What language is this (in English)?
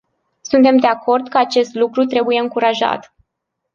Romanian